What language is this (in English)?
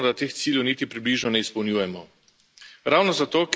Slovenian